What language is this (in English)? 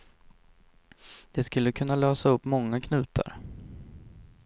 Swedish